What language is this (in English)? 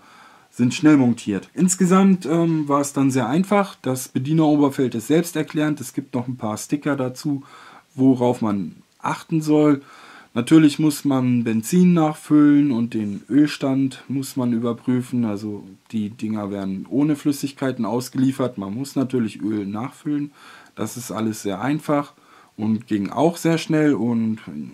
German